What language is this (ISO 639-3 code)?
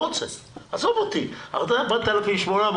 heb